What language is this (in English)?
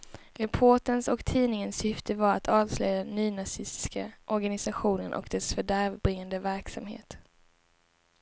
Swedish